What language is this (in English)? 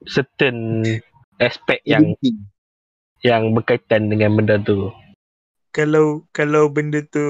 Malay